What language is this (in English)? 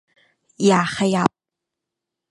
Thai